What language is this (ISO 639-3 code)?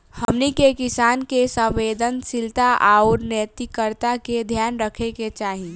bho